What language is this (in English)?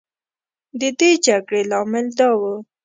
Pashto